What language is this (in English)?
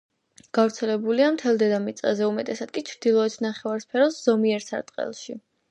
Georgian